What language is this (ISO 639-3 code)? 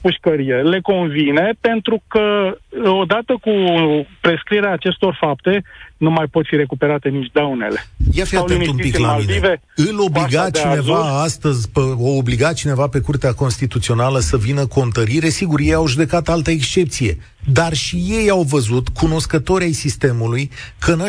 ron